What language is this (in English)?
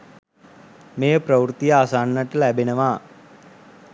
Sinhala